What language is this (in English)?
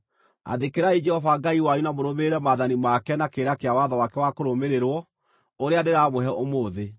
Kikuyu